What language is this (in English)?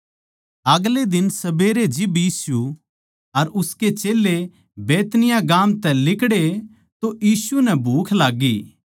Haryanvi